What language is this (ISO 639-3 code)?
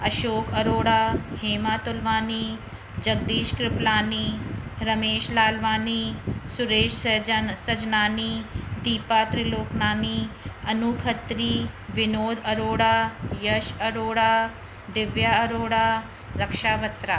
snd